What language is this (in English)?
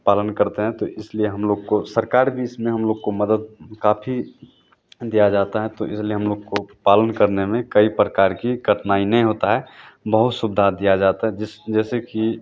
Hindi